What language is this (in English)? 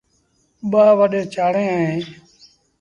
Sindhi Bhil